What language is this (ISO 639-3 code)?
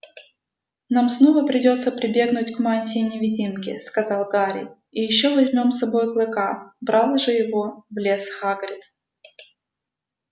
rus